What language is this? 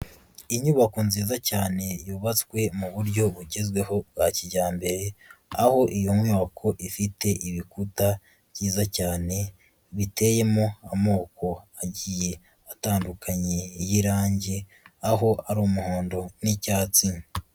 Kinyarwanda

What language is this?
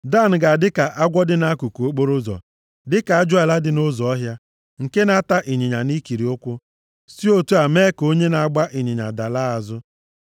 Igbo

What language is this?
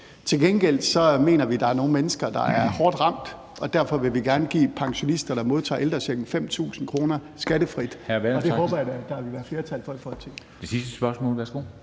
Danish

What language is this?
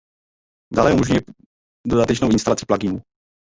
Czech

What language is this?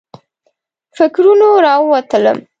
Pashto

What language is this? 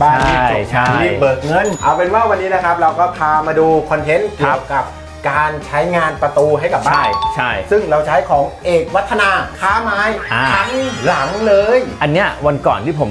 Thai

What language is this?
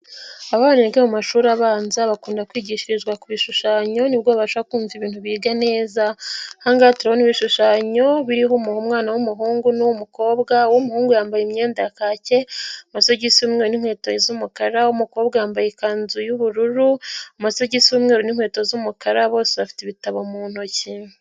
Kinyarwanda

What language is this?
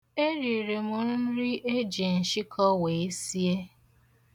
Igbo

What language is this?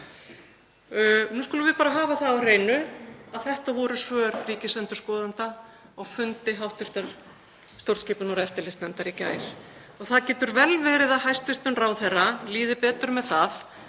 Icelandic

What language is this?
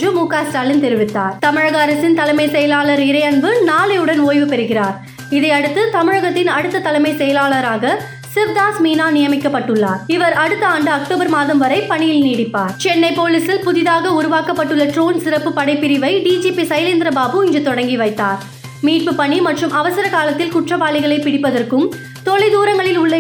Tamil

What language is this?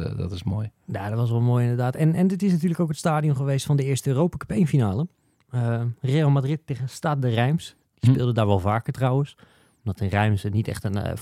Dutch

